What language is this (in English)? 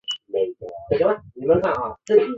Chinese